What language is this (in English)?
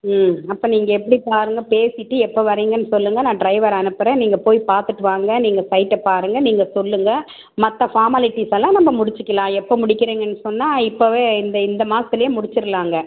Tamil